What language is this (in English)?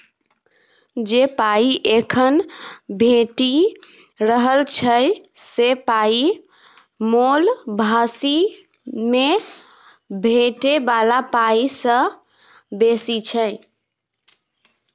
Maithili